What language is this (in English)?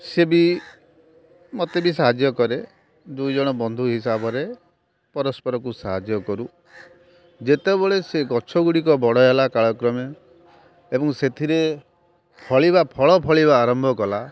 Odia